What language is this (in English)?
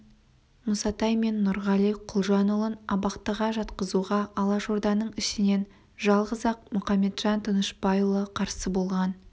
Kazakh